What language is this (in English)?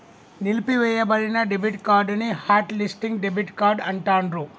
Telugu